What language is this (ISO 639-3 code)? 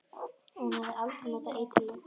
isl